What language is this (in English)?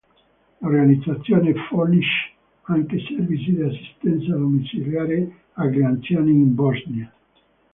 Italian